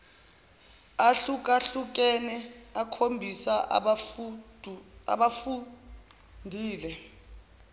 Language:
Zulu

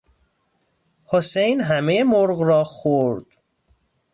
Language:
Persian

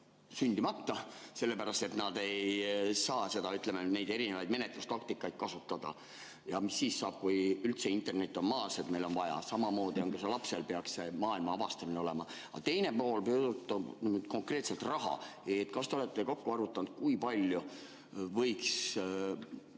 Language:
Estonian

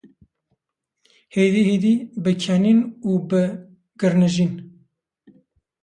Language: Kurdish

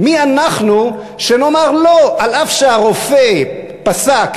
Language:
Hebrew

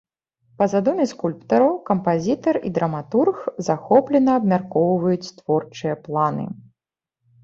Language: Belarusian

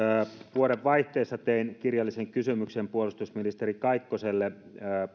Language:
Finnish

